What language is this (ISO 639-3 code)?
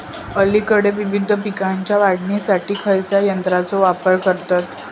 mar